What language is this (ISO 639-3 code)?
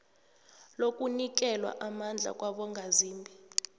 nbl